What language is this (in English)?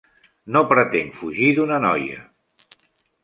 Catalan